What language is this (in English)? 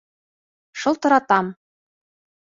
Bashkir